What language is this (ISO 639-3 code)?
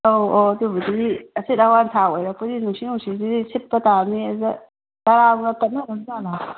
mni